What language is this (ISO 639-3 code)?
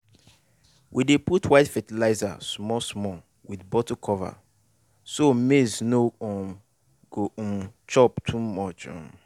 pcm